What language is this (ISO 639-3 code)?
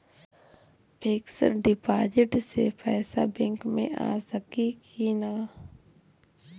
bho